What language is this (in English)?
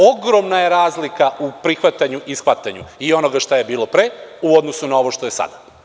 Serbian